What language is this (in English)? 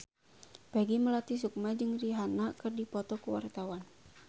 Sundanese